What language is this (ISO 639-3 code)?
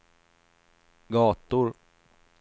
swe